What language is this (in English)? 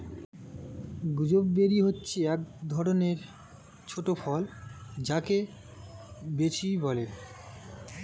Bangla